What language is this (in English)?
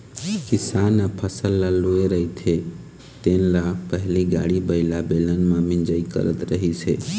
Chhattisgarhi